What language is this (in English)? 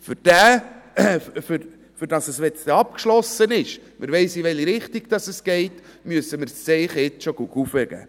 Swiss German